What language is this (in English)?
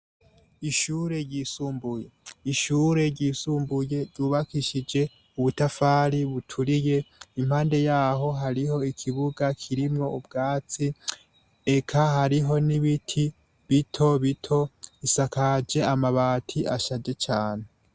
Rundi